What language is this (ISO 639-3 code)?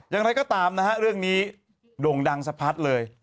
tha